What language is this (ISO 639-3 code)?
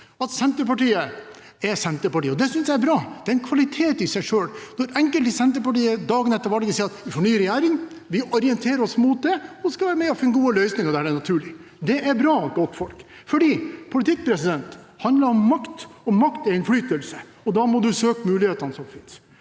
nor